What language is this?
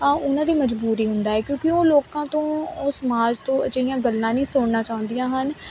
Punjabi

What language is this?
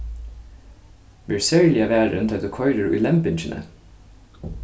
Faroese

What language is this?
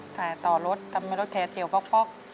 Thai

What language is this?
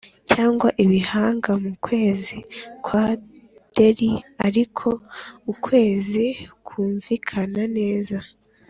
Kinyarwanda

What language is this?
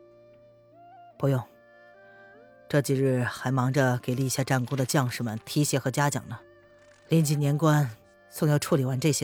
Chinese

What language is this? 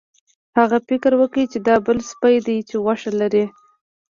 Pashto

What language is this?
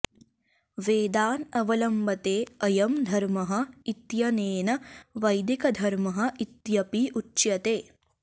Sanskrit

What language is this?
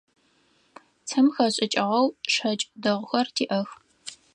Adyghe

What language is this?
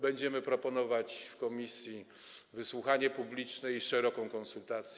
Polish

